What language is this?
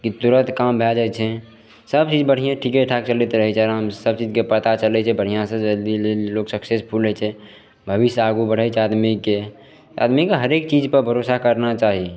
Maithili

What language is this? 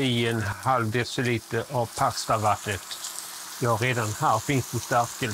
Swedish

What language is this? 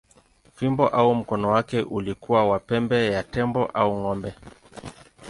Swahili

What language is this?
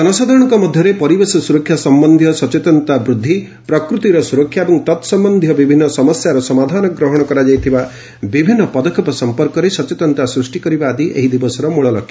Odia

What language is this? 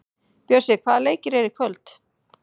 Icelandic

